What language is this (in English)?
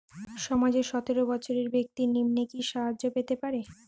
Bangla